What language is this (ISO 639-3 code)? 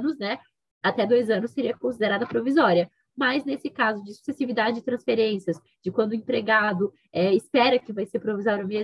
por